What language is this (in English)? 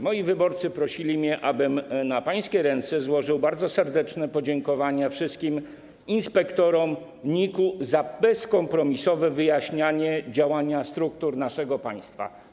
Polish